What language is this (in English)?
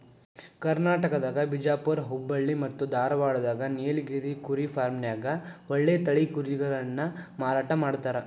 Kannada